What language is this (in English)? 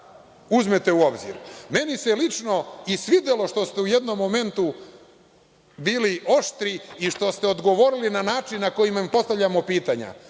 Serbian